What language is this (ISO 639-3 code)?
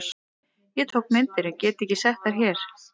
isl